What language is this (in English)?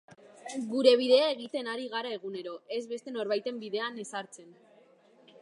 Basque